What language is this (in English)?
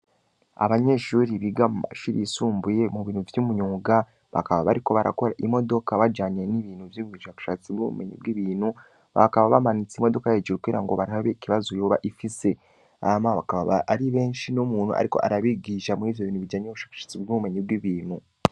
Rundi